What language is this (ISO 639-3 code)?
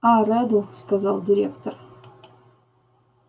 rus